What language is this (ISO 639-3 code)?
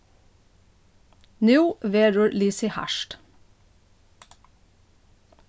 fao